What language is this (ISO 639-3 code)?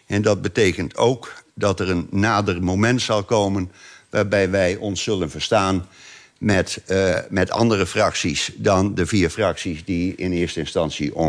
nld